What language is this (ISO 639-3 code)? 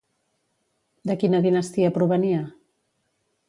cat